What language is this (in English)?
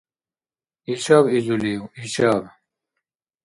Dargwa